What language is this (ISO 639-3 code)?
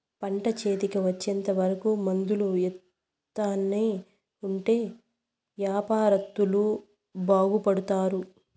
tel